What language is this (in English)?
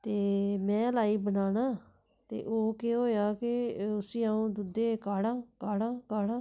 Dogri